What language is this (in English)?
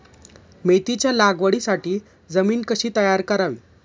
Marathi